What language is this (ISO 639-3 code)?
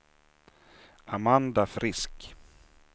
swe